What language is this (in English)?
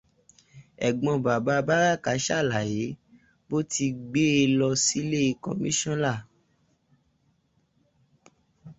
Yoruba